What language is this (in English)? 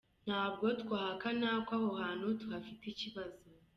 Kinyarwanda